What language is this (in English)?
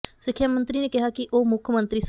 Punjabi